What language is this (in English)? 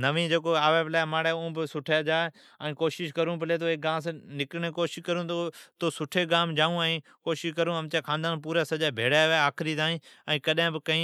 Od